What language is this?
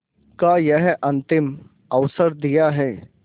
Hindi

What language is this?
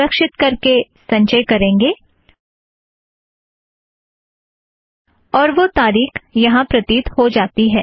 Hindi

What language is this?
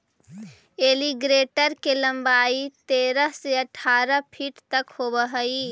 Magahi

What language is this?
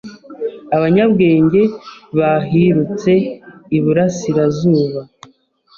Kinyarwanda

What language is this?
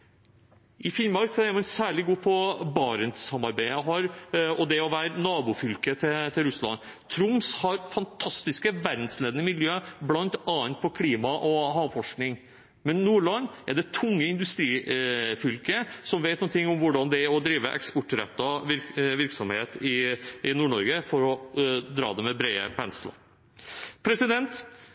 Norwegian Bokmål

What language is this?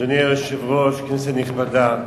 Hebrew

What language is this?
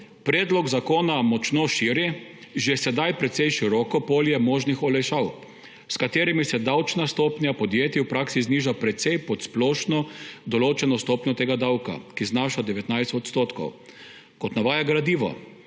Slovenian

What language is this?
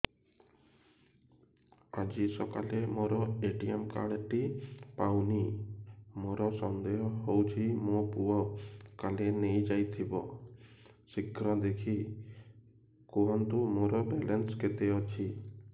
Odia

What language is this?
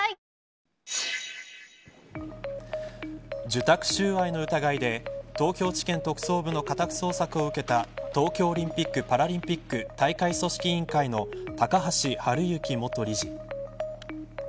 Japanese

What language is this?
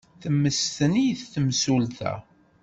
Kabyle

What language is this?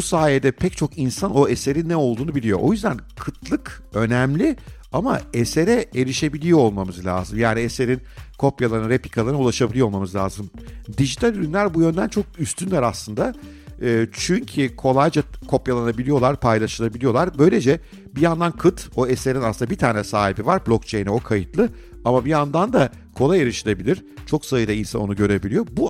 Turkish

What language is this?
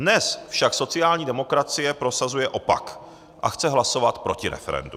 Czech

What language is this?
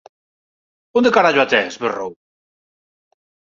Galician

